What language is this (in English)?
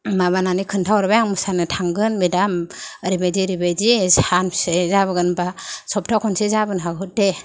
Bodo